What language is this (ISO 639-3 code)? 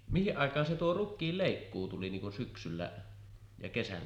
fin